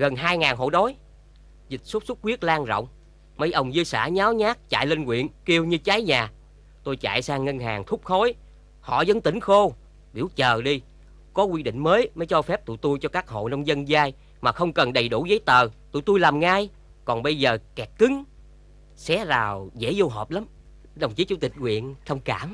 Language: Vietnamese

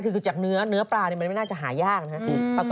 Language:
Thai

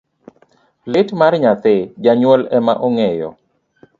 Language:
Luo (Kenya and Tanzania)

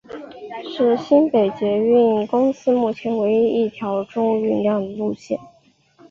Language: Chinese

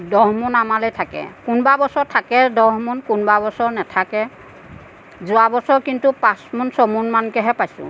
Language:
Assamese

